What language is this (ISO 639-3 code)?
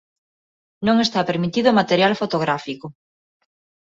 glg